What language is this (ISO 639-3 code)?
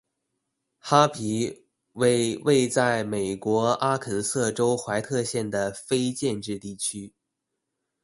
zho